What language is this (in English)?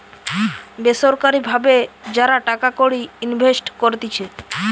Bangla